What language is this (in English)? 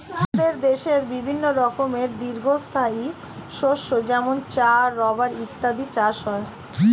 Bangla